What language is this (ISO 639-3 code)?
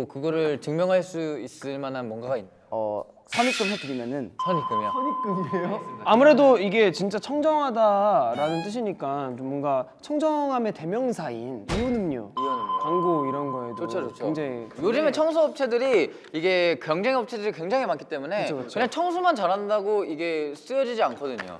kor